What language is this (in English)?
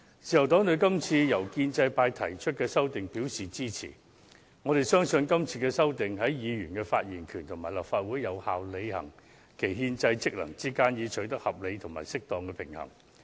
Cantonese